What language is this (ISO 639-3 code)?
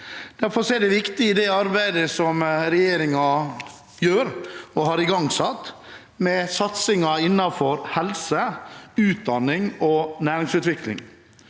nor